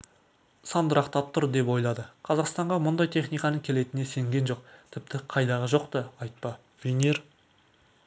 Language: Kazakh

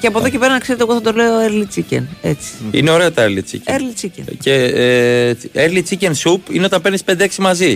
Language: Greek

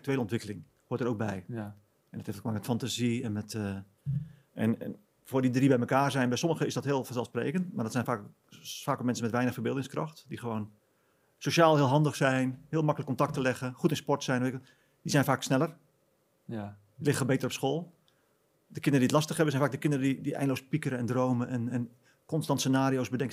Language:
Dutch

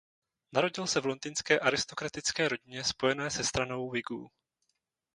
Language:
Czech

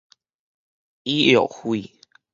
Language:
Min Nan Chinese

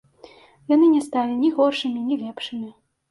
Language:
Belarusian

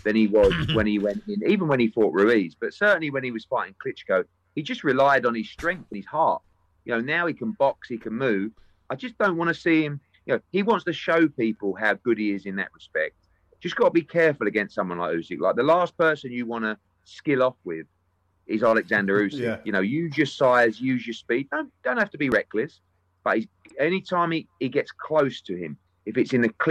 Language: English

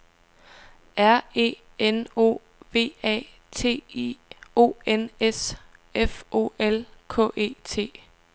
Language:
Danish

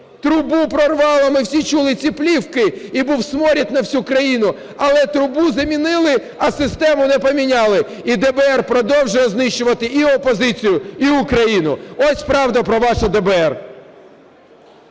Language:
Ukrainian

